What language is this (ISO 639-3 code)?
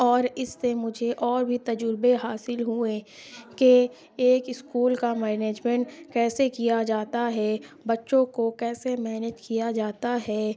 urd